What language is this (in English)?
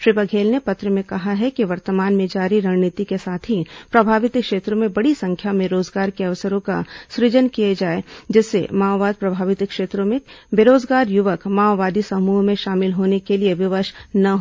Hindi